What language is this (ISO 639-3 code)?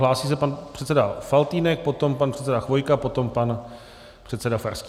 ces